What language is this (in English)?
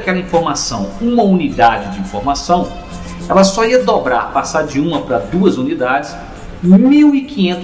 Portuguese